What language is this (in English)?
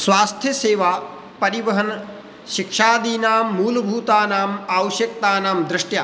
Sanskrit